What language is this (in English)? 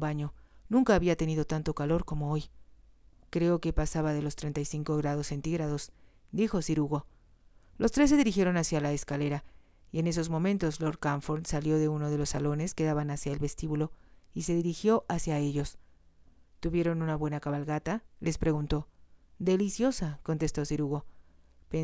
Spanish